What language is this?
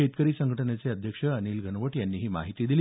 Marathi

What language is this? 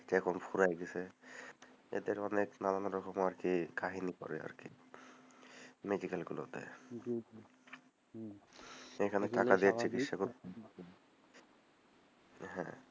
Bangla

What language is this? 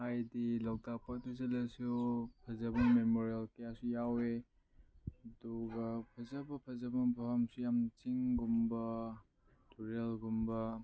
Manipuri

